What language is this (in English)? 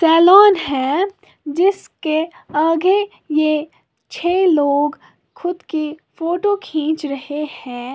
Hindi